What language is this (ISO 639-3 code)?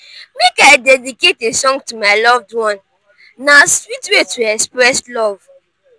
pcm